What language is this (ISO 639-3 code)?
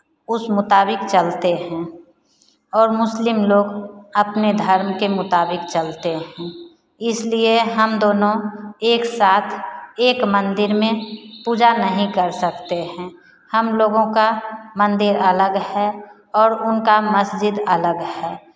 hin